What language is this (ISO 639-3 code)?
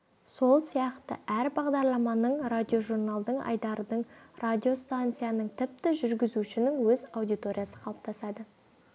kaz